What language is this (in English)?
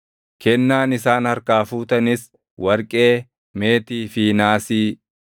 Oromo